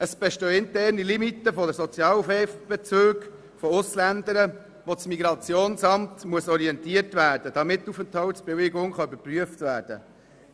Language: Swiss German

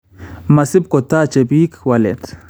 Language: Kalenjin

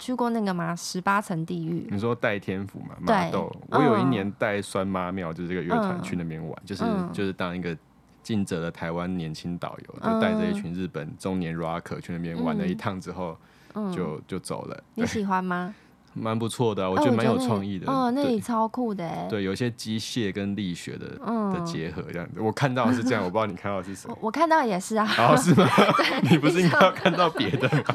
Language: Chinese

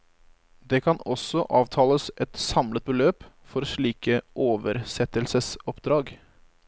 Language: Norwegian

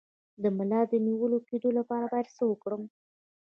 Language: Pashto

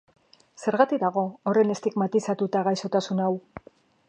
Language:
Basque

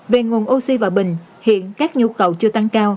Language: Vietnamese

